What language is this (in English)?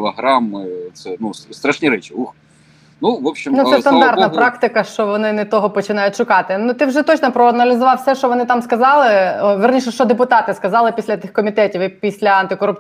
Ukrainian